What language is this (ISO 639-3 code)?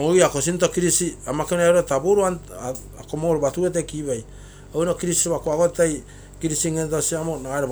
buo